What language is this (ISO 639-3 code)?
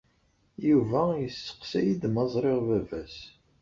kab